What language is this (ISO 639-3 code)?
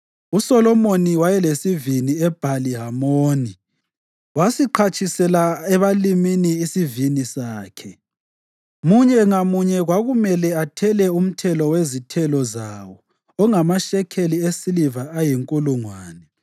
nde